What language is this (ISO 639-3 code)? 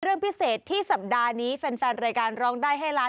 tha